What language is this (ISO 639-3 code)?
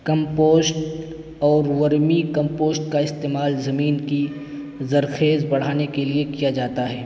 urd